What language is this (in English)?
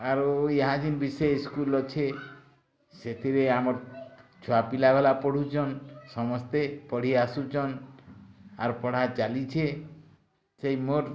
Odia